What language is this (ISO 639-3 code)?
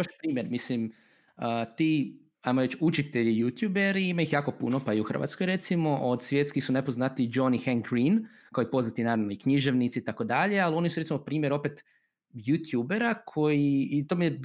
hrv